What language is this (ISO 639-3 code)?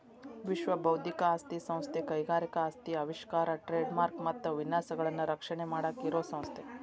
kan